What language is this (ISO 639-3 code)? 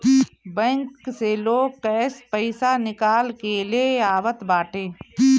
bho